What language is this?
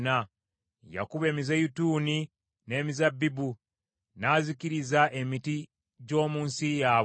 Ganda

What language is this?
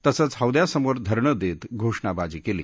Marathi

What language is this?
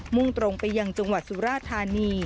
Thai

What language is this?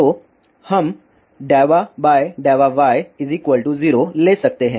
Hindi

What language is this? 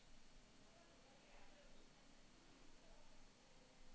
Norwegian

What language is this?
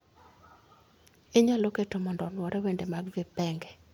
Luo (Kenya and Tanzania)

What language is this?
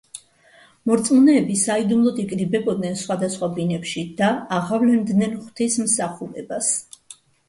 Georgian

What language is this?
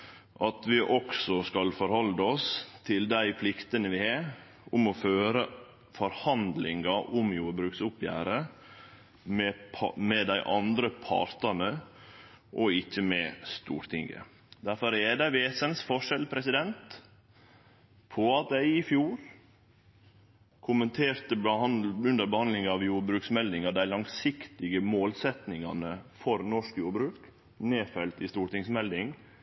Norwegian Nynorsk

